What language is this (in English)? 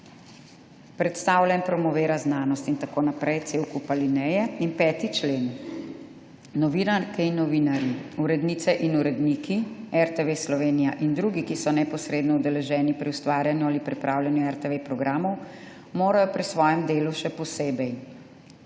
Slovenian